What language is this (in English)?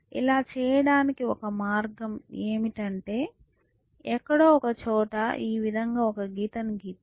Telugu